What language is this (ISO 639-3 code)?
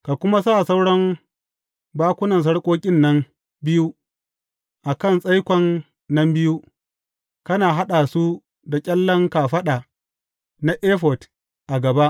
hau